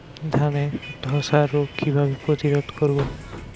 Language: Bangla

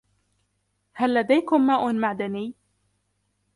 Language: Arabic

